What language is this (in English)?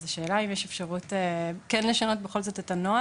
Hebrew